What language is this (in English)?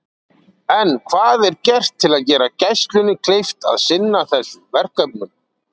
Icelandic